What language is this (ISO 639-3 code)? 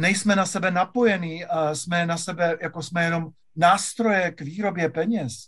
ces